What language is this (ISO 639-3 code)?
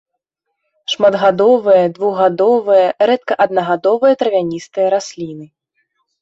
bel